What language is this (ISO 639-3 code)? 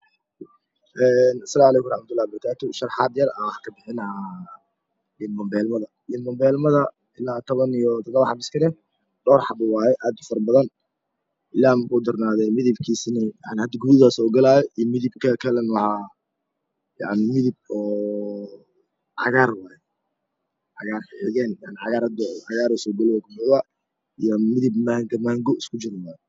som